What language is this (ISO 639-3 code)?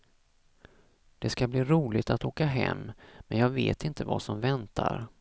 swe